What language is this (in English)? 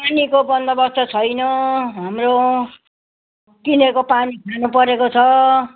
Nepali